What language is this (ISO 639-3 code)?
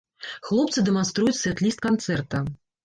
bel